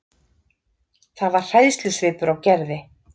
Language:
Icelandic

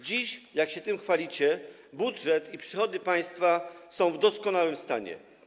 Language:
Polish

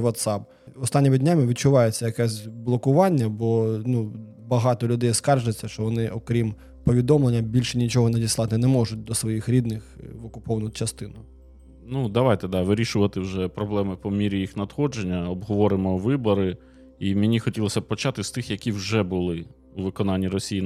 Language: Ukrainian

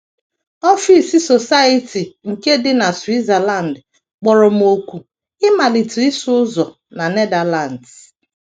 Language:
Igbo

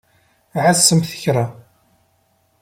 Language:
Kabyle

